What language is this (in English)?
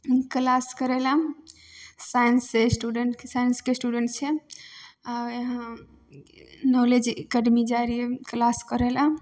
Maithili